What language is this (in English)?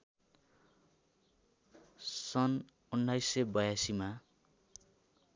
Nepali